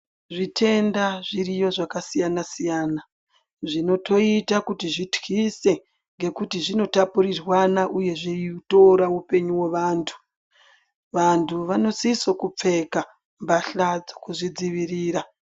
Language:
Ndau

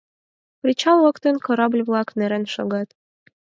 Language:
Mari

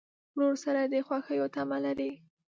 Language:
Pashto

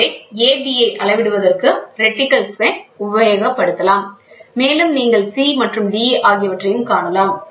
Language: Tamil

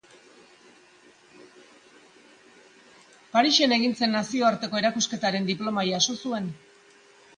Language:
Basque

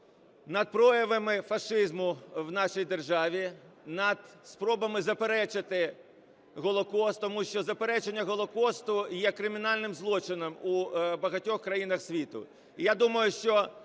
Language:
Ukrainian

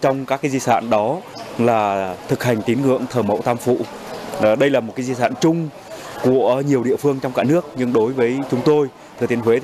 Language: Vietnamese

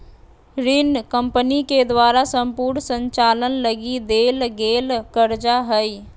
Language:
Magahi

